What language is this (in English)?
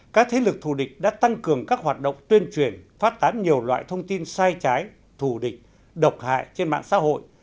Vietnamese